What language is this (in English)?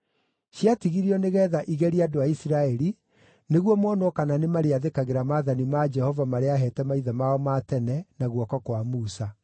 Kikuyu